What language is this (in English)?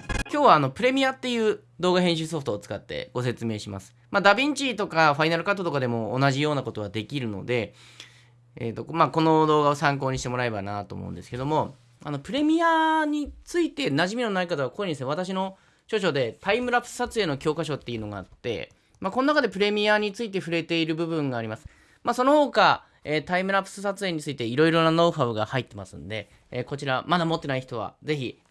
Japanese